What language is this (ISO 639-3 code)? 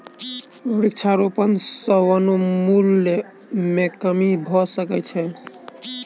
mai